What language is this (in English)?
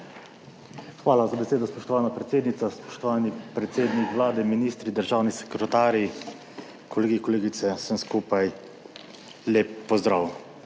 Slovenian